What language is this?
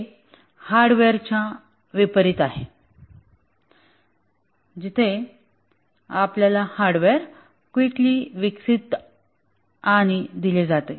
Marathi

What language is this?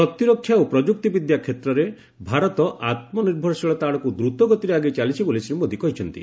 Odia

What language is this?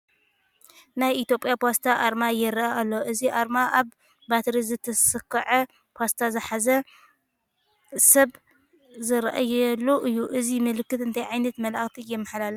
Tigrinya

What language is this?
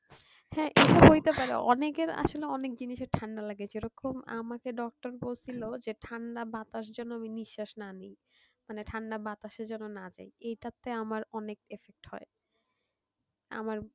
Bangla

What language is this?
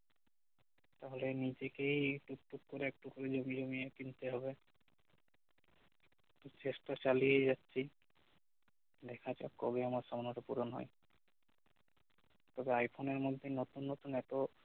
Bangla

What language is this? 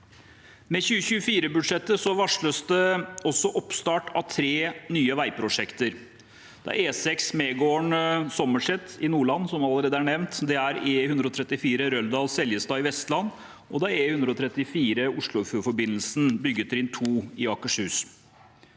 Norwegian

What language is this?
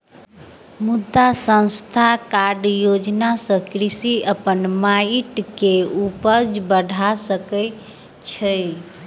Maithili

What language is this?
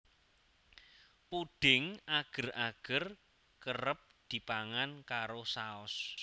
Javanese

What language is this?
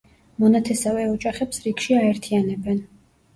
Georgian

